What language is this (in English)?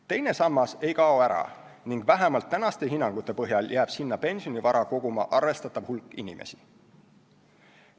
Estonian